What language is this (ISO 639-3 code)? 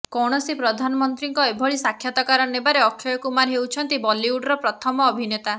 ori